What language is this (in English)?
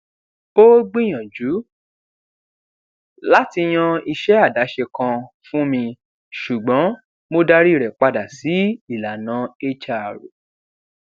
Yoruba